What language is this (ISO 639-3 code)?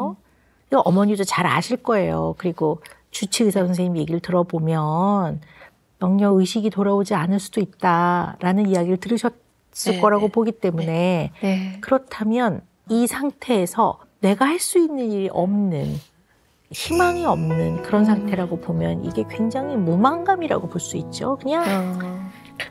kor